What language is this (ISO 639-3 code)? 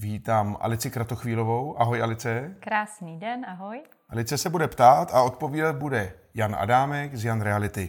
ces